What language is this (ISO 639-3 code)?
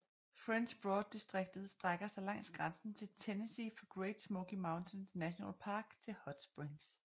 dan